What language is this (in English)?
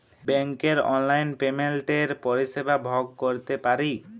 Bangla